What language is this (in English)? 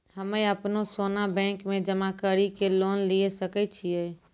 Maithili